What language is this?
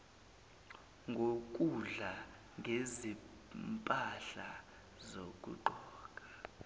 Zulu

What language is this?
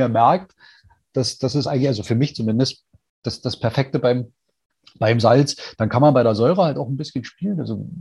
German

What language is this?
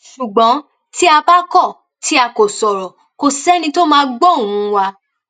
Yoruba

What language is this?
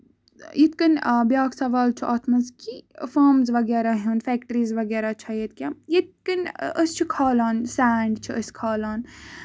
Kashmiri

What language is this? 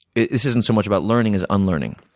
English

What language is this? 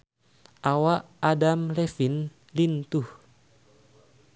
Sundanese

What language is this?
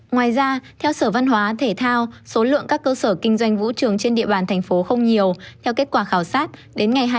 Vietnamese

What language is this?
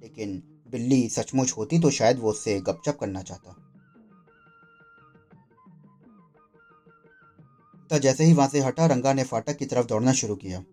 Hindi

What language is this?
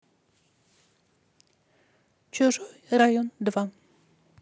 Russian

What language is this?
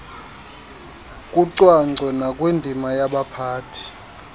Xhosa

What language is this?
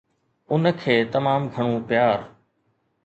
Sindhi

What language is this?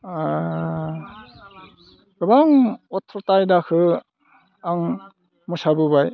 Bodo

